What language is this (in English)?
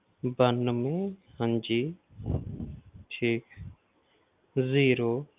Punjabi